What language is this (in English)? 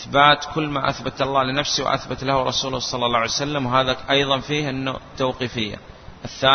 Arabic